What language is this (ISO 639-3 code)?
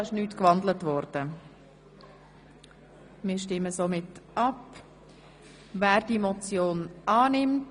gsw